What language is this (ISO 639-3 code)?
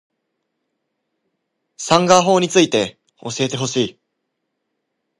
jpn